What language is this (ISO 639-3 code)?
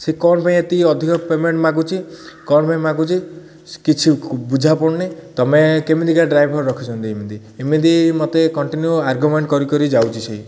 ori